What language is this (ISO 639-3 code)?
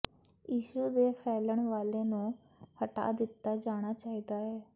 pan